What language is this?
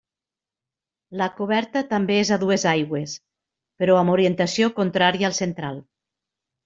Catalan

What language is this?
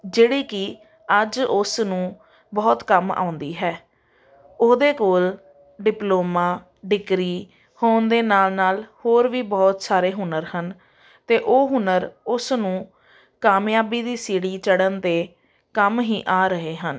Punjabi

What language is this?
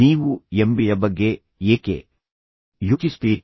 Kannada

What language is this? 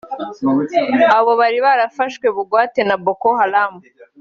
Kinyarwanda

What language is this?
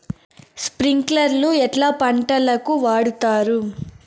Telugu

